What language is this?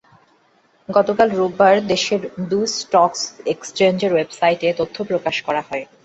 Bangla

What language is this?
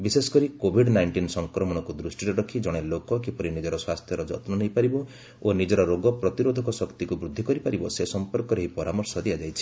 Odia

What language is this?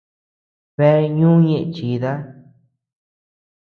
Tepeuxila Cuicatec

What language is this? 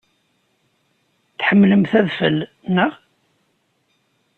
Kabyle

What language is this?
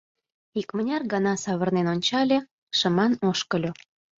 Mari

